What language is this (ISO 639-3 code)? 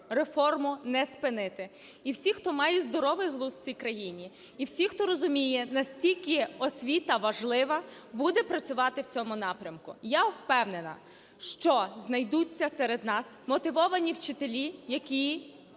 ukr